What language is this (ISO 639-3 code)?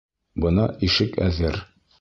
bak